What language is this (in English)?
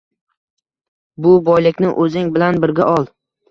Uzbek